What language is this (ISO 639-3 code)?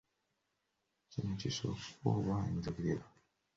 lug